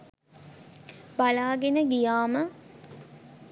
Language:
Sinhala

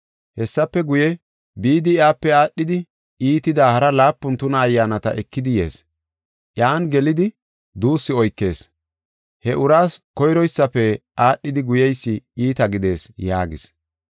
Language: Gofa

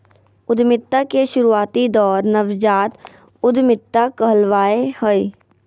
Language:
Magahi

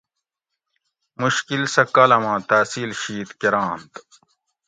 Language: Gawri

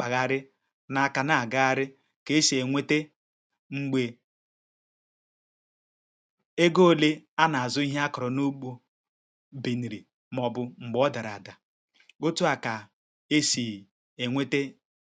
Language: Igbo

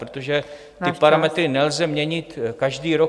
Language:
Czech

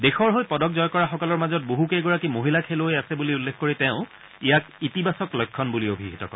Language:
Assamese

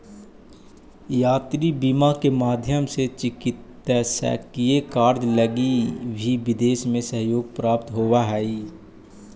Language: Magahi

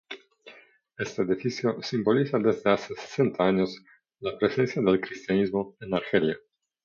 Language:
Spanish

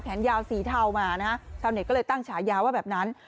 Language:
Thai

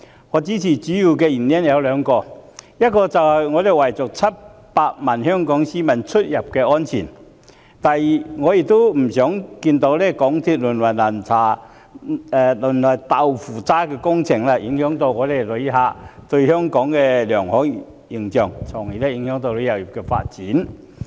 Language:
Cantonese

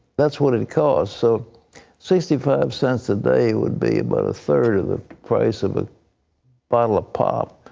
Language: English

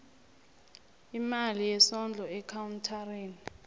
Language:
South Ndebele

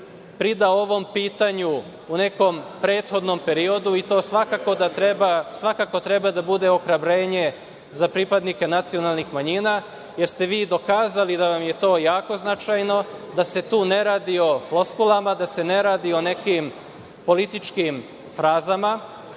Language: Serbian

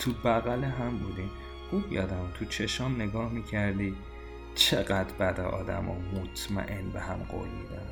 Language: Persian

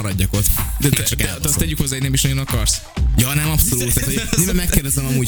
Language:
Hungarian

